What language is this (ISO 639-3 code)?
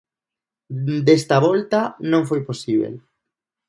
glg